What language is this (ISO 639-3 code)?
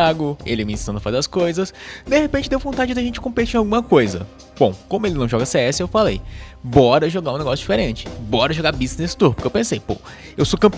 por